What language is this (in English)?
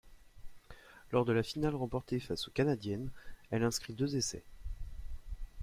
French